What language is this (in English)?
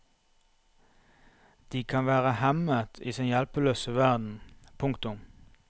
Norwegian